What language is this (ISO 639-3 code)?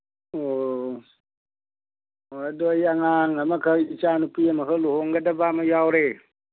mni